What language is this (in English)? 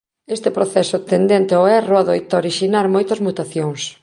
Galician